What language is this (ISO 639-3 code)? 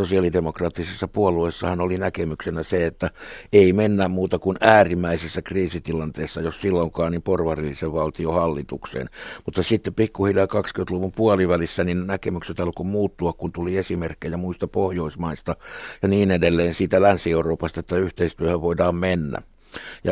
fin